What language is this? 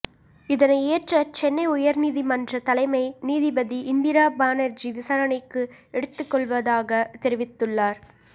Tamil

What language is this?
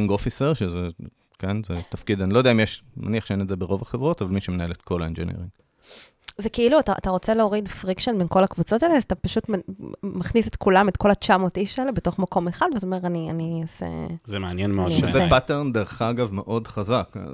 Hebrew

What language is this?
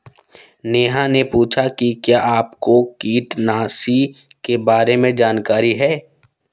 Hindi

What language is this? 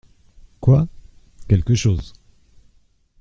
French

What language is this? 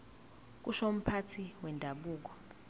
Zulu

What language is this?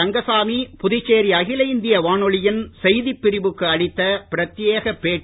Tamil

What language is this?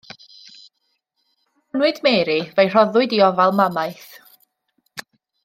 Welsh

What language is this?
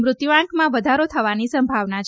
Gujarati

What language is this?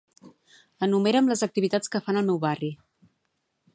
Catalan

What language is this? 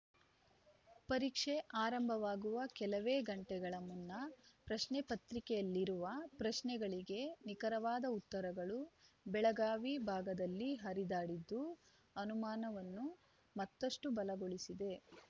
Kannada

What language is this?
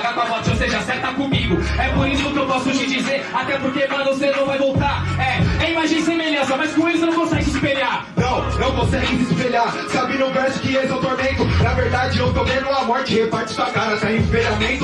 Portuguese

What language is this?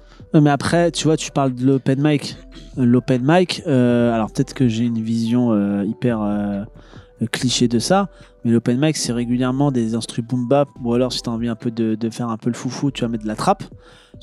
French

